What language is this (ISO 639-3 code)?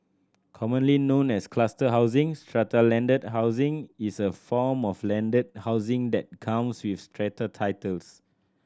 eng